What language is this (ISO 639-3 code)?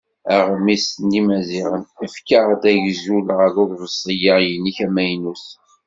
kab